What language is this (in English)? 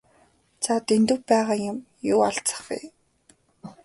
Mongolian